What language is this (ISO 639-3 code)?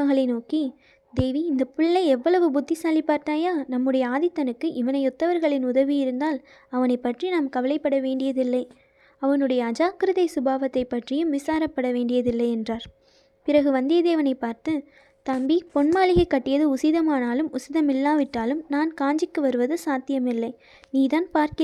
tam